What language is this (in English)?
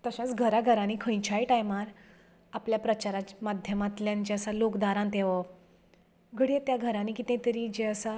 Konkani